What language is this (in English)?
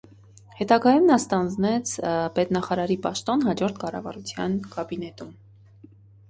Armenian